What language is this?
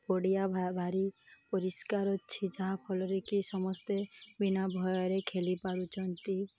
Odia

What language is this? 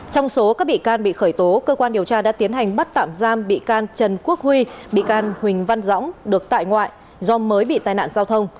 Vietnamese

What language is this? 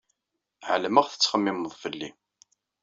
Kabyle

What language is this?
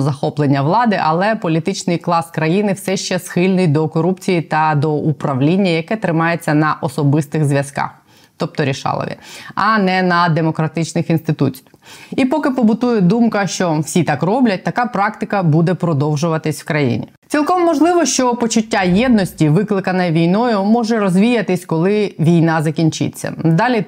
Ukrainian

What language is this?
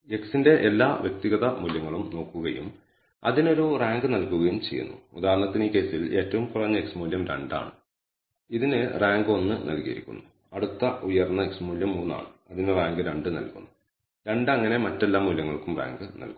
Malayalam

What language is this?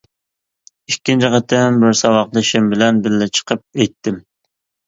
Uyghur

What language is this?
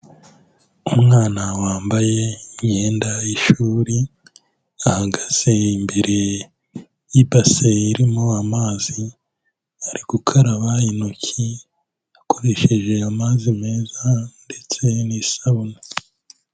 Kinyarwanda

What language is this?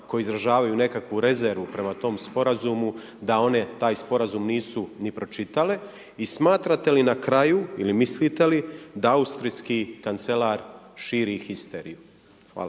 Croatian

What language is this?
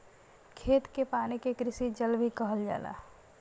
Bhojpuri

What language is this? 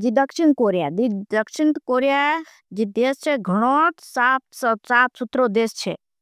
Bhili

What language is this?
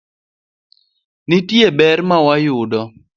Luo (Kenya and Tanzania)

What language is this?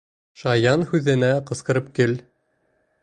Bashkir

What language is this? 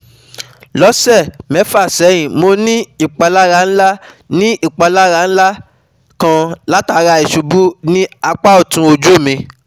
Yoruba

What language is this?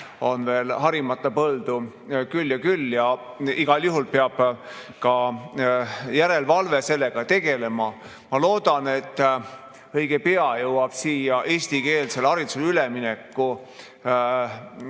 Estonian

